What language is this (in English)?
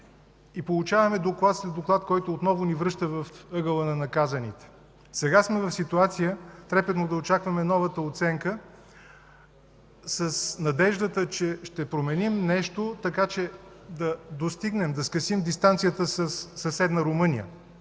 Bulgarian